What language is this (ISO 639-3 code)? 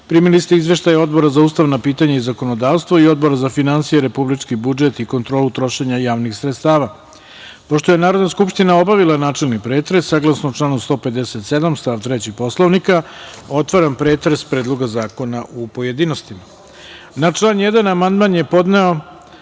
srp